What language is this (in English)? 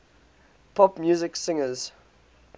English